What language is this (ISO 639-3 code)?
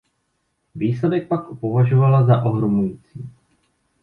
ces